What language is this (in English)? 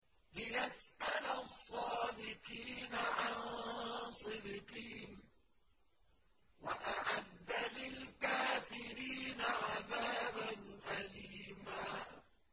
Arabic